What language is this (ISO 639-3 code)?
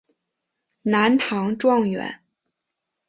zho